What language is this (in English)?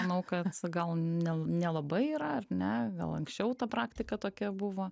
Lithuanian